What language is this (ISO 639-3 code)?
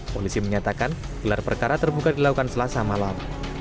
ind